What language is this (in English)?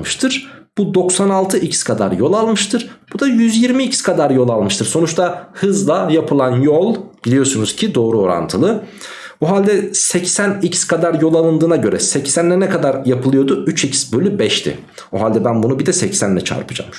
Turkish